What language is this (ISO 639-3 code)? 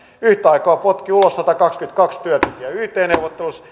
fin